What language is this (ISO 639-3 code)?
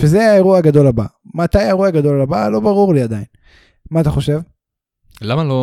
heb